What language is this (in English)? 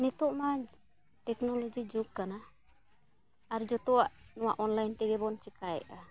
Santali